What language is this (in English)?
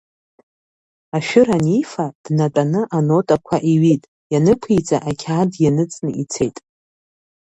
Abkhazian